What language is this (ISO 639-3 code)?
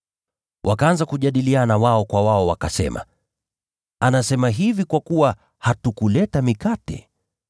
swa